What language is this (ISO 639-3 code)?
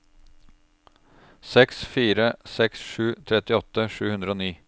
nor